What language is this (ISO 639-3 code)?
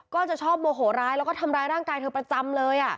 tha